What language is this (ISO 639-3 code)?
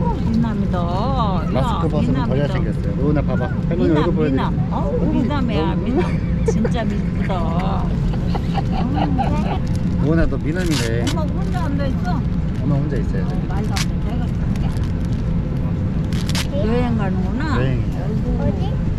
kor